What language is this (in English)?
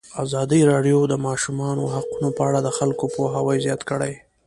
Pashto